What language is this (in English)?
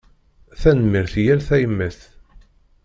Kabyle